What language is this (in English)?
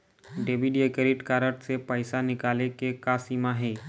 Chhattisgarhi